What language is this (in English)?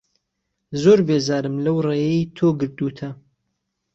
Central Kurdish